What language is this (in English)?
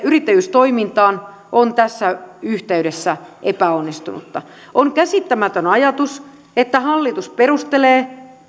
Finnish